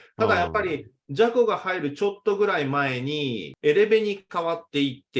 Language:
Japanese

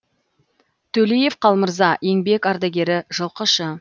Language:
Kazakh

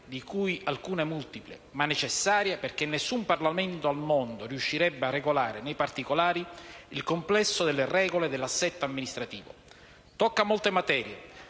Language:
Italian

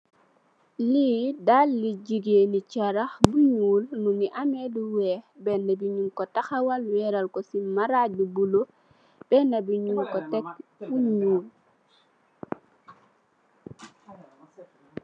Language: Wolof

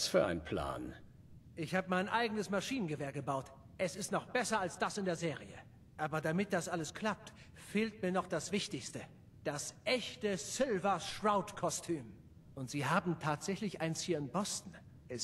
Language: German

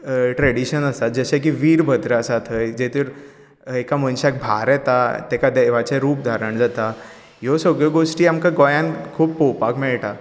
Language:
Konkani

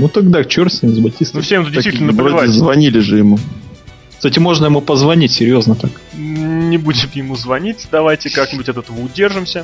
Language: Russian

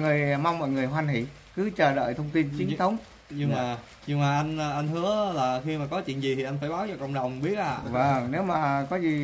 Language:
Vietnamese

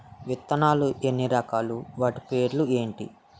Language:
Telugu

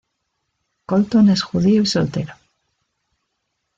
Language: Spanish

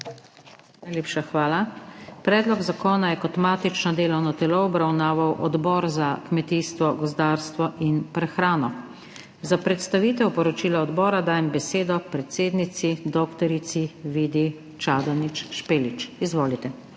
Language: Slovenian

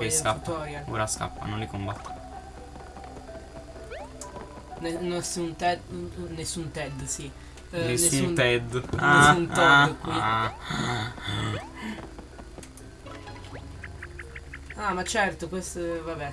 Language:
Italian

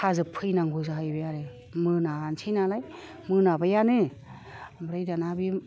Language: Bodo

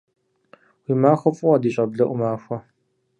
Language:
Kabardian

